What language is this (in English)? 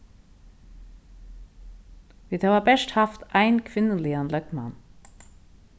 Faroese